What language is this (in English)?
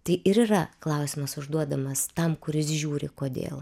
Lithuanian